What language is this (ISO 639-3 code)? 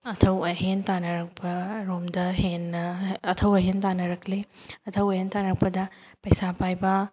mni